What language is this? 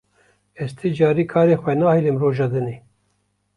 Kurdish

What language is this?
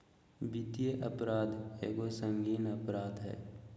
Magahi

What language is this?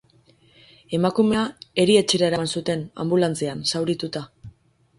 Basque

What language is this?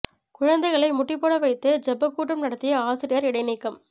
Tamil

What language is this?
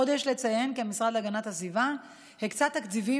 Hebrew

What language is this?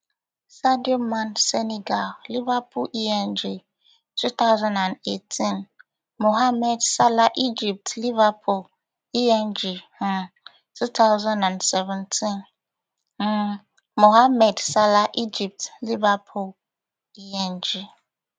Nigerian Pidgin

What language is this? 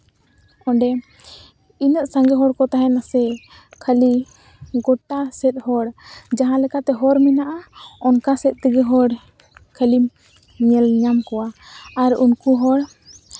Santali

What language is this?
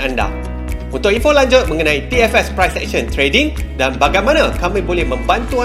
Malay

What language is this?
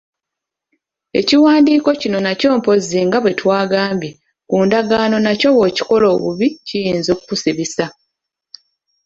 Ganda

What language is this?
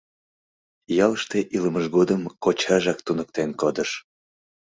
Mari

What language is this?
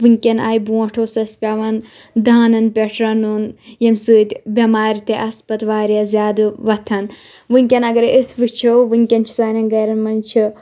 Kashmiri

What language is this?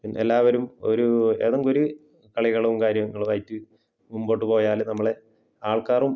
Malayalam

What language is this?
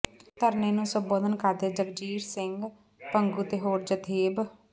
Punjabi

